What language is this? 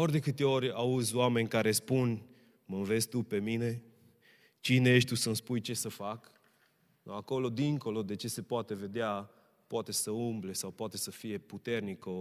Romanian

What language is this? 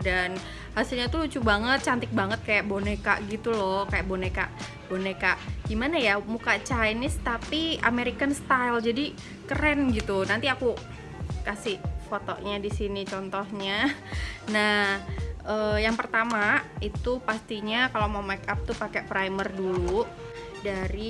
Indonesian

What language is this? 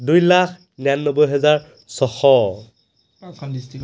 Assamese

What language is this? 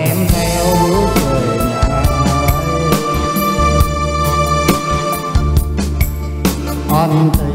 Vietnamese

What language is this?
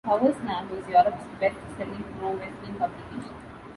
English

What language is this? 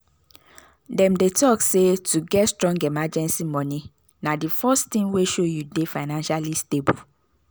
Nigerian Pidgin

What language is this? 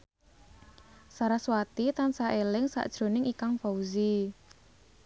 Javanese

